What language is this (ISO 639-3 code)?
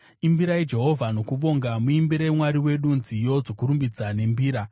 sna